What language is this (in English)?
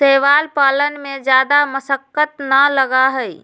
Magahi